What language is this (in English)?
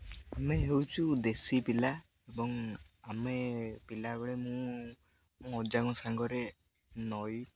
Odia